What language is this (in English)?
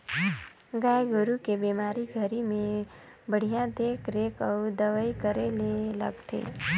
Chhattisgarhi